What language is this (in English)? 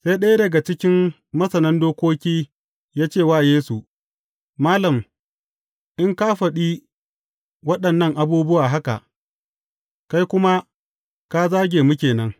Hausa